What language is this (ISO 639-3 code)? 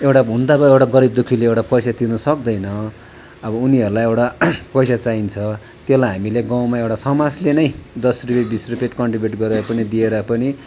nep